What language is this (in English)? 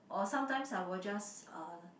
English